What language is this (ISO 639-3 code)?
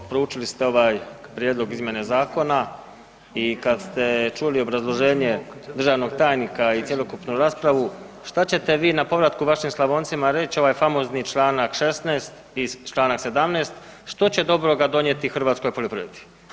hrv